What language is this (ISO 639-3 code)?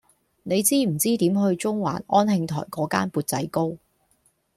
yue